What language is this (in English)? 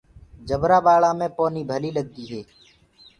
Gurgula